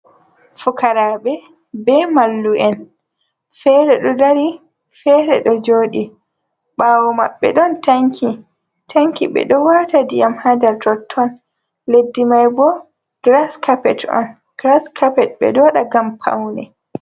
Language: Fula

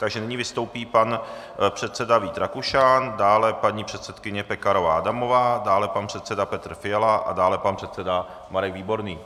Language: Czech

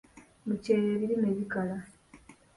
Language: Ganda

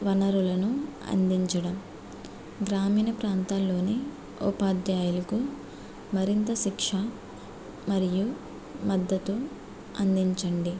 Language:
Telugu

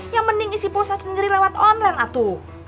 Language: Indonesian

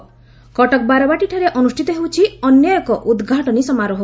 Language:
Odia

